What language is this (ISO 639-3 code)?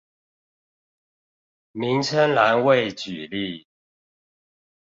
zho